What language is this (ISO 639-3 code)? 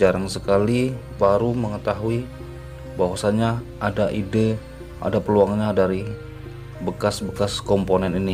ind